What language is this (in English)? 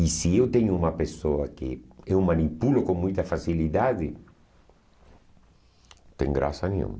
Portuguese